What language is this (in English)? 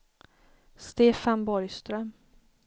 Swedish